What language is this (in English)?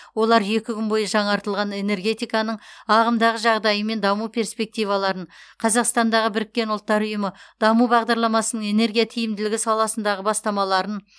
Kazakh